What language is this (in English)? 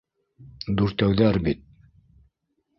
Bashkir